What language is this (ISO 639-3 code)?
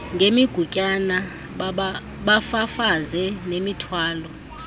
xho